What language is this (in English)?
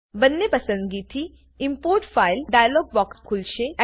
Gujarati